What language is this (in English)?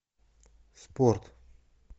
Russian